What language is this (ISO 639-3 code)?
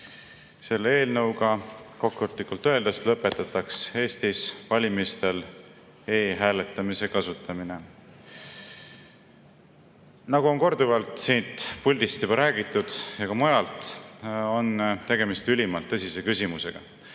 est